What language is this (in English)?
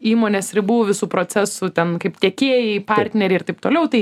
Lithuanian